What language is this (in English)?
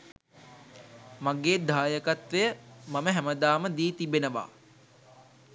Sinhala